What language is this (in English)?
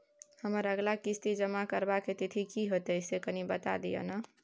Maithili